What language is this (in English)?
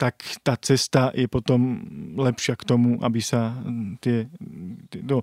Slovak